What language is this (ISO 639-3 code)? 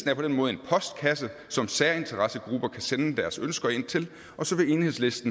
dan